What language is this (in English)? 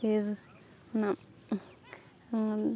Santali